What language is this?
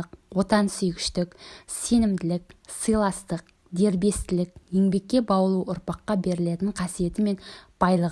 Turkish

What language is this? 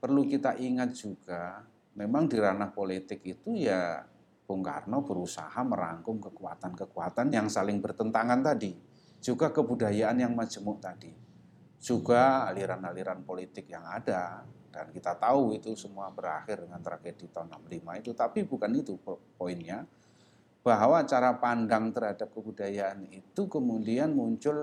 Indonesian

